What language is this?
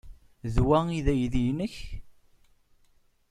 Kabyle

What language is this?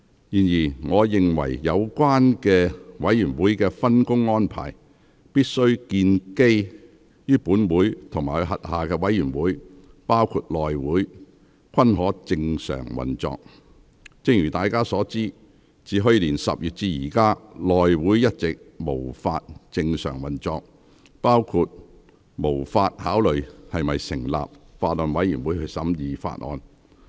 Cantonese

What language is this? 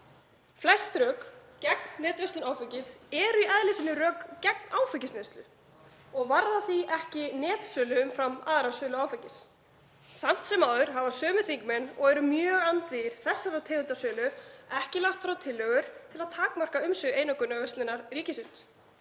Icelandic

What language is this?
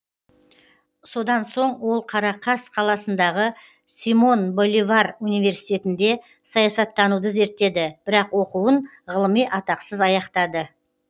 Kazakh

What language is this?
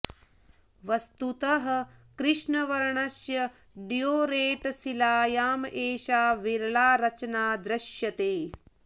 Sanskrit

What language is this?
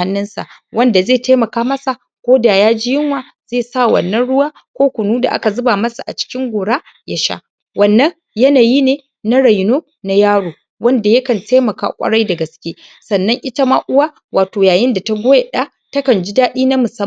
Hausa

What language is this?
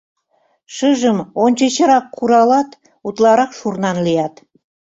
Mari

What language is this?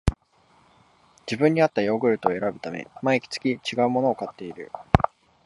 Japanese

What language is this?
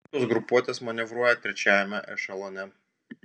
Lithuanian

